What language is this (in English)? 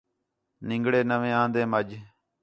Khetrani